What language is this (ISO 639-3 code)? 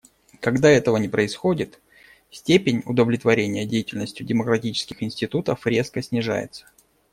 rus